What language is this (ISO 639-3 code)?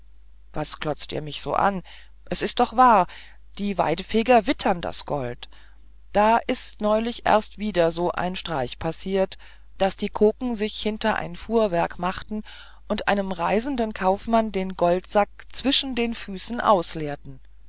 deu